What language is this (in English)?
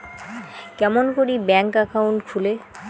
Bangla